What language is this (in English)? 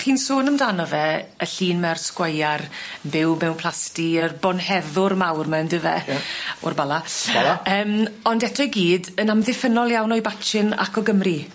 Welsh